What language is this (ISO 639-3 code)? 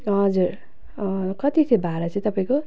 nep